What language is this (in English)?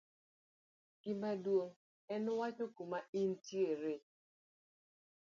Luo (Kenya and Tanzania)